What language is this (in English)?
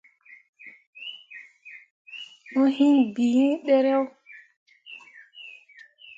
Mundang